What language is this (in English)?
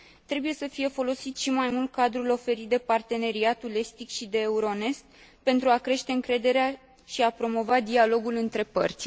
Romanian